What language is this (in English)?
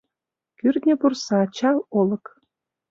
Mari